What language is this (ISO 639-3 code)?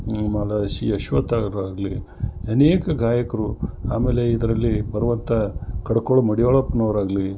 kan